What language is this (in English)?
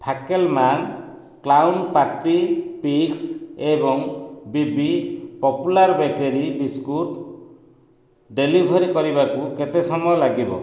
Odia